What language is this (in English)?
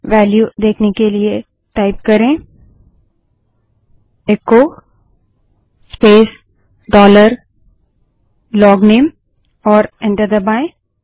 Hindi